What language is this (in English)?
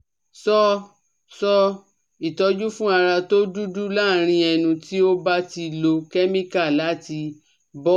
Yoruba